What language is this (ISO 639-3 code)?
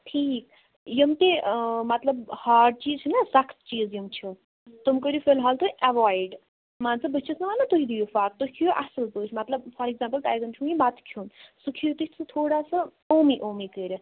kas